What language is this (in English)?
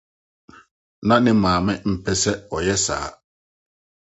Akan